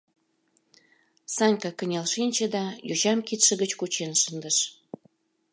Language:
Mari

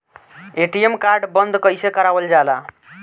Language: Bhojpuri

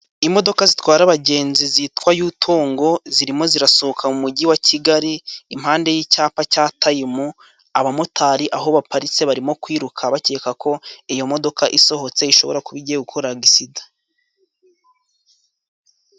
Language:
Kinyarwanda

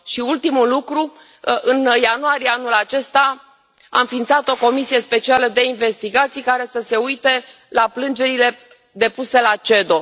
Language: Romanian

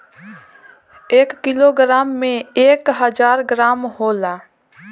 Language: Bhojpuri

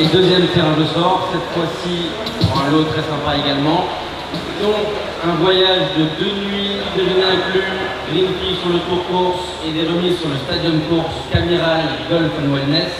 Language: French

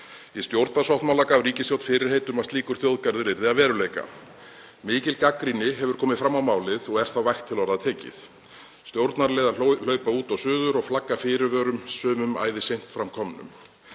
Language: Icelandic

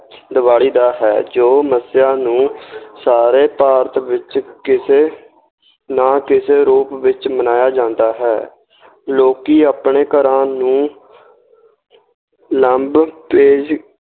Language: Punjabi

